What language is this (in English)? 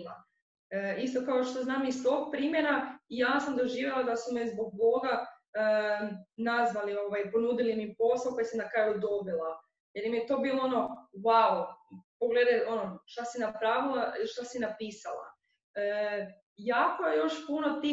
Croatian